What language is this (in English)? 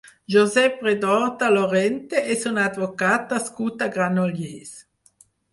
Catalan